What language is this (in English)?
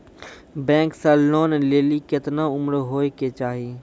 Maithili